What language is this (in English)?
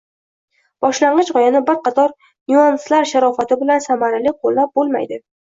Uzbek